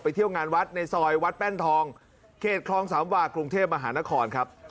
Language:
Thai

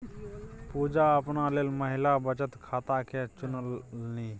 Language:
Maithili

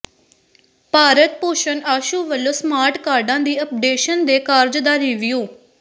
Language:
Punjabi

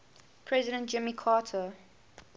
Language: English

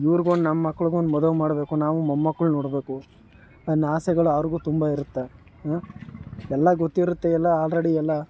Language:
Kannada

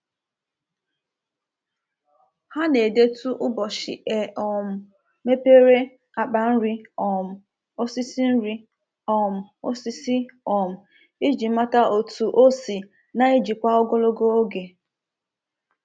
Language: Igbo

